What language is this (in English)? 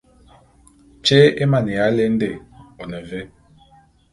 Bulu